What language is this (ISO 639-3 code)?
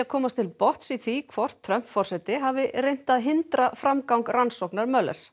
isl